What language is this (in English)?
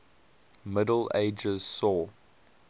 English